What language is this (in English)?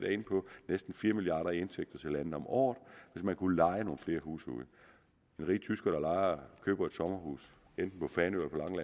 Danish